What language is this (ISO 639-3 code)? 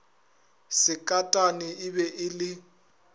nso